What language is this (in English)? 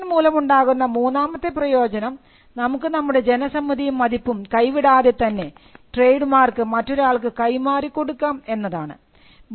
Malayalam